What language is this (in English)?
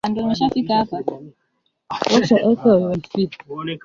Swahili